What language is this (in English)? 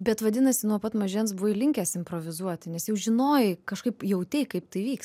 Lithuanian